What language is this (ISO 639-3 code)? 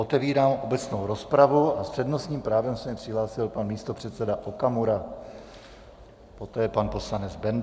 ces